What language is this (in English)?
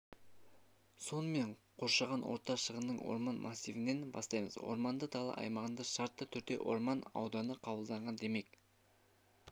Kazakh